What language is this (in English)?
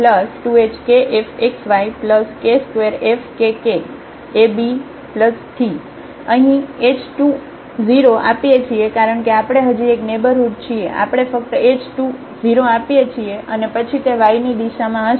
Gujarati